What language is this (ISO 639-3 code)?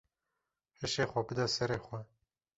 kur